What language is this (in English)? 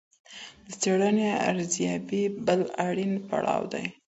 Pashto